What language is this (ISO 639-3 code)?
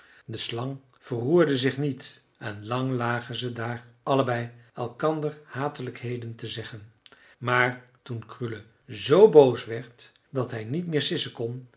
nld